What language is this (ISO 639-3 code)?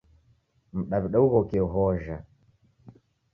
dav